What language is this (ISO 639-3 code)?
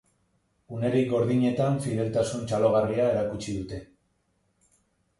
eus